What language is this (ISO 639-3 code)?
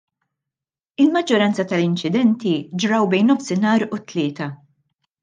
mlt